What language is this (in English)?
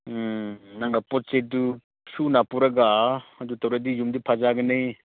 Manipuri